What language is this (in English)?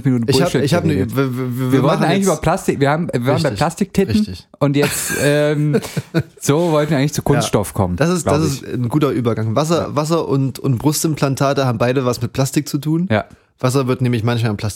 German